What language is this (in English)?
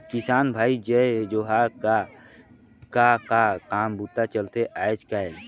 Chhattisgarhi